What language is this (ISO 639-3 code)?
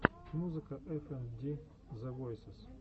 rus